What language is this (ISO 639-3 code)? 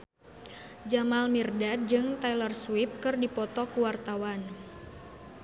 sun